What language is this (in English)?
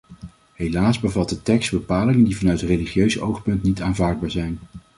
Dutch